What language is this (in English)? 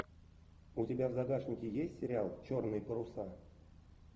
Russian